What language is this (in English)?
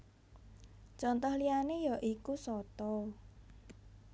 Javanese